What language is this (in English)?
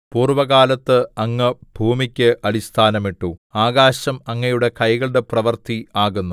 Malayalam